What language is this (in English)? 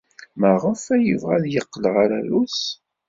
Kabyle